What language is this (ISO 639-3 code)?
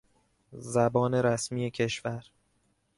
fas